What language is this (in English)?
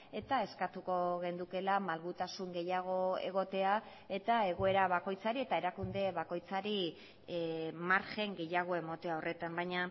Basque